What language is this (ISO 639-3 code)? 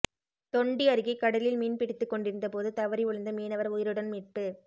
tam